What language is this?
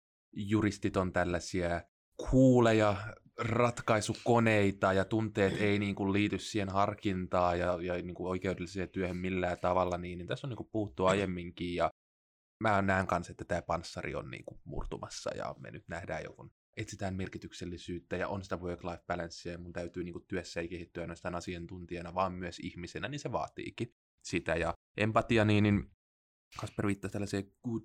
Finnish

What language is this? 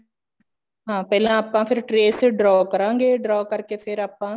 Punjabi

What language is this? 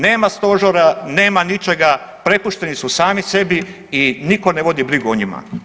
Croatian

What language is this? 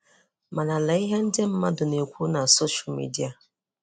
Igbo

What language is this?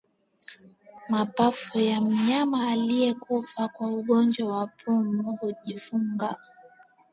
Swahili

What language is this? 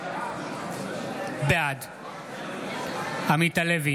Hebrew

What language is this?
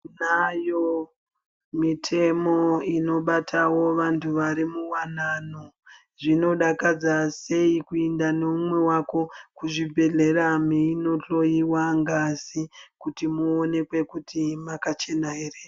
Ndau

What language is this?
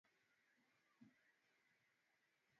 Swahili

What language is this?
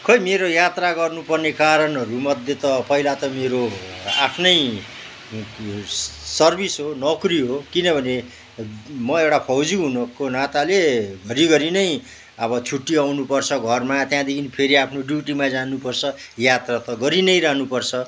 Nepali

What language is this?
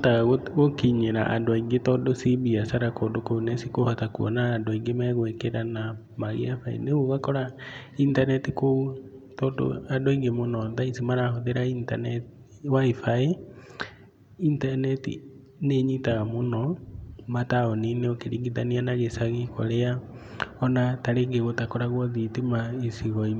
Kikuyu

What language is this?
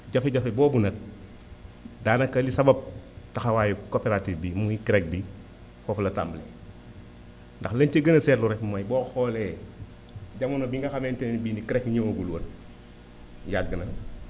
Wolof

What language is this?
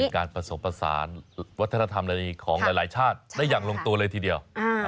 Thai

